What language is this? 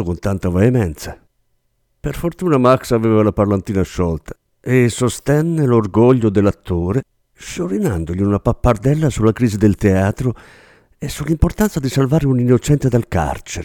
Italian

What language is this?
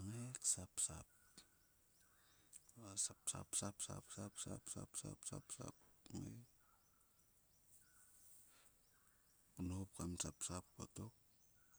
Sulka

